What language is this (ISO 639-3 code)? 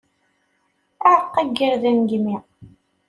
kab